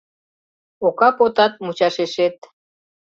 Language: Mari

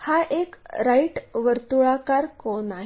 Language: Marathi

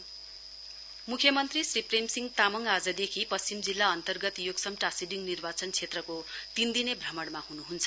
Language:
Nepali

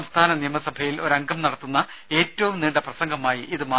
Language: Malayalam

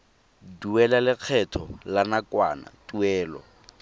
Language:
Tswana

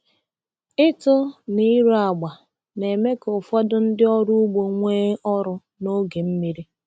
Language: Igbo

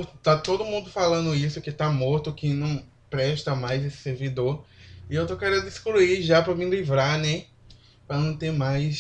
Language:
Portuguese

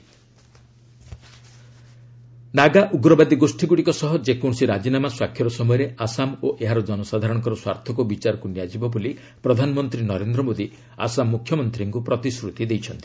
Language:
Odia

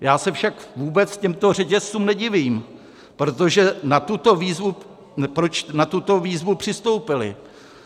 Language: Czech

